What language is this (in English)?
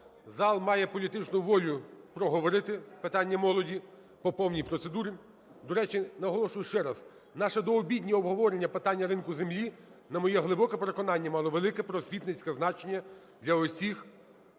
Ukrainian